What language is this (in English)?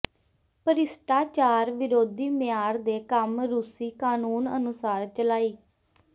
Punjabi